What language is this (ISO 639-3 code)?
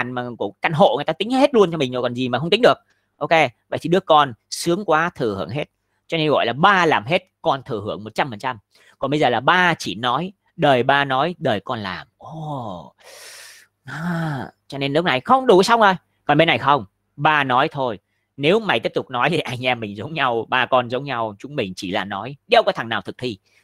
vie